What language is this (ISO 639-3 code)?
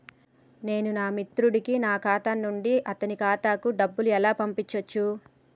tel